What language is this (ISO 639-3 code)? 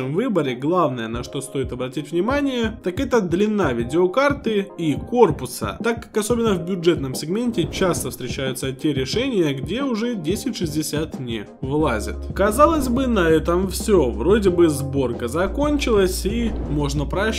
rus